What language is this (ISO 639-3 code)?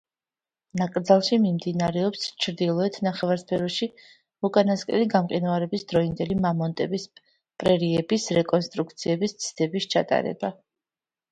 kat